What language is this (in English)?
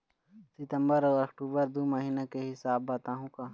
Chhattisgarhi